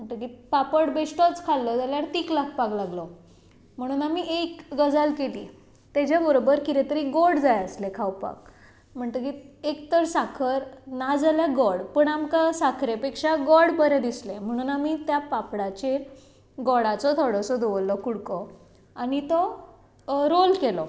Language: Konkani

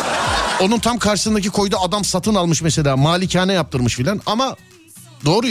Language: Turkish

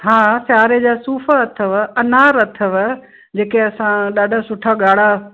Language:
Sindhi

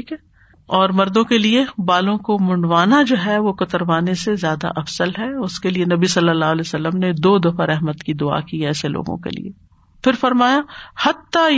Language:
Urdu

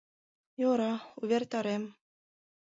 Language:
Mari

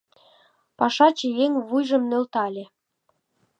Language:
Mari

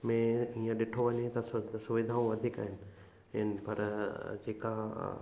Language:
Sindhi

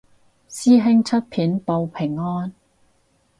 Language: Cantonese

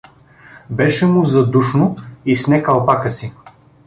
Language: Bulgarian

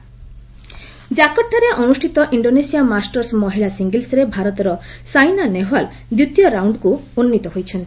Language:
Odia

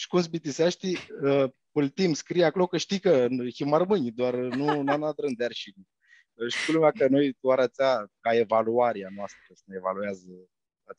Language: Romanian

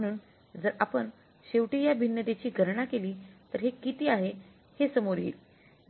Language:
Marathi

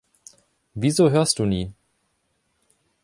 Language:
German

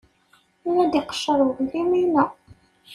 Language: Kabyle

